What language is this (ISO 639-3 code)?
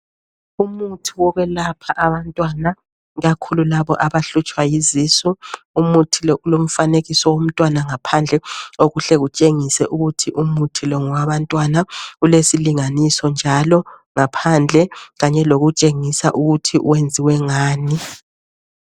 nde